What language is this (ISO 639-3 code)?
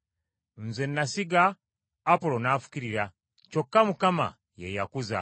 lug